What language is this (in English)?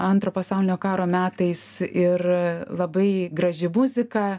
Lithuanian